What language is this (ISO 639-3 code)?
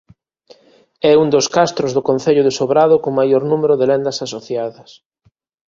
glg